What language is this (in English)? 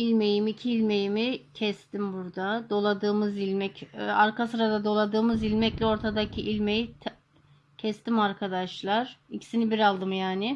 Turkish